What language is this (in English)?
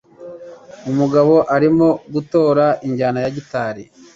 Kinyarwanda